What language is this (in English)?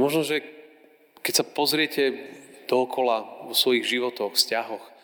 Slovak